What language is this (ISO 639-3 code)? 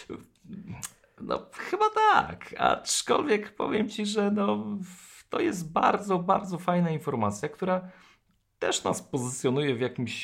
pol